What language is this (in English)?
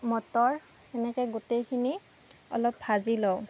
Assamese